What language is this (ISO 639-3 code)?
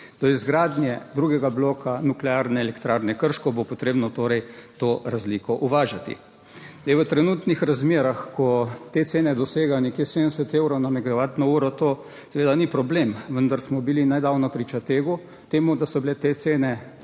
slv